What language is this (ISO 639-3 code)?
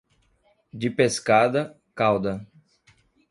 por